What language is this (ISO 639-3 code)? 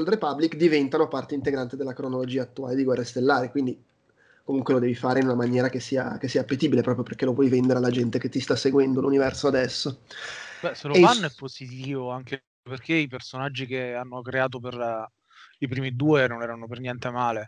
ita